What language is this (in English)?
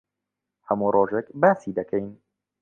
Central Kurdish